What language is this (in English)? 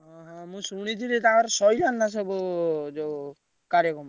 Odia